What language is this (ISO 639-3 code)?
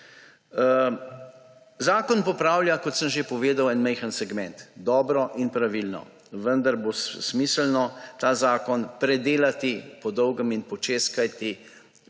slv